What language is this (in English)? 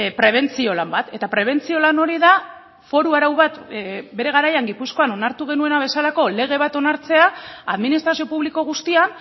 Basque